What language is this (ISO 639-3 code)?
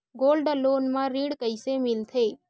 hne